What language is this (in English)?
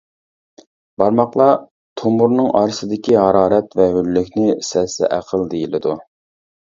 Uyghur